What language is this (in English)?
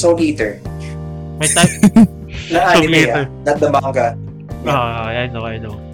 Filipino